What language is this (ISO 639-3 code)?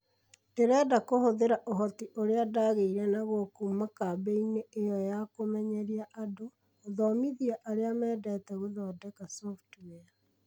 kik